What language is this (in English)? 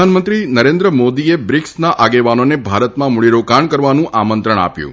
Gujarati